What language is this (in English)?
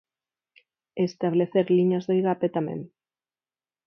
Galician